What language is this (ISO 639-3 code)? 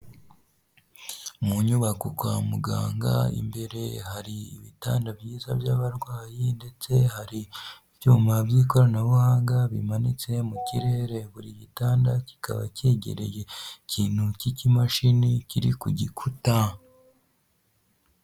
kin